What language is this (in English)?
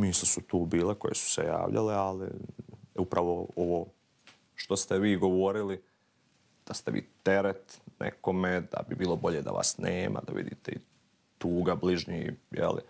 Croatian